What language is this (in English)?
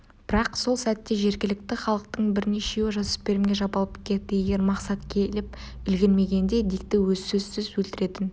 Kazakh